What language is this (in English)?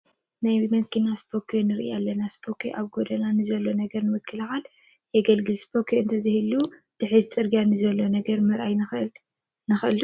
Tigrinya